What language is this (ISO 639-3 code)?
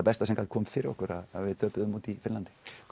isl